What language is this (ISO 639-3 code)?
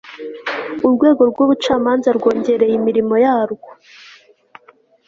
kin